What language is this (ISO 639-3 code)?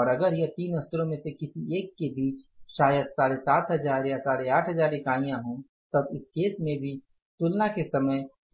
hin